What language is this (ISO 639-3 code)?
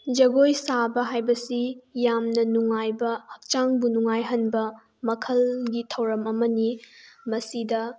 mni